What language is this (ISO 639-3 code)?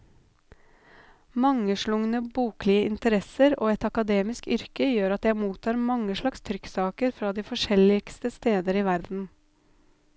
nor